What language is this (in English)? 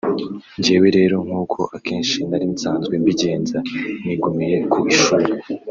Kinyarwanda